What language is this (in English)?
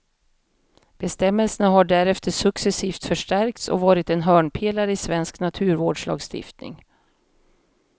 Swedish